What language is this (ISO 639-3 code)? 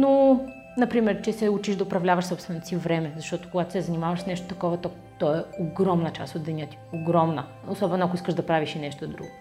bul